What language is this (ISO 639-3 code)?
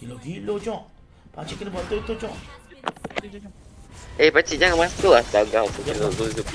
msa